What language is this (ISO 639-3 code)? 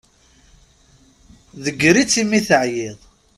kab